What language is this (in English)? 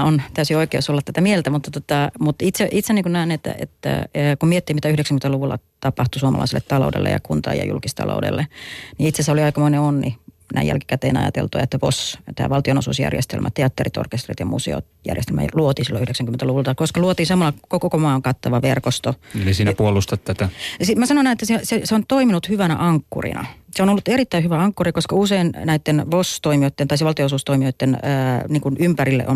Finnish